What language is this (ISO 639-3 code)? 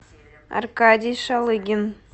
rus